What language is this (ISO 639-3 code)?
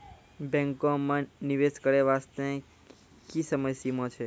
mai